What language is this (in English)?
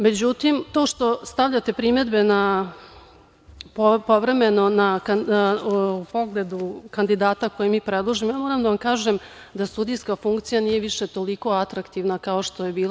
Serbian